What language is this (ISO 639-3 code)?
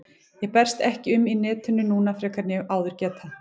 isl